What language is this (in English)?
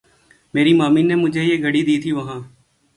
Urdu